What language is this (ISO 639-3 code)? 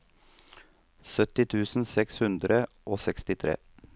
nor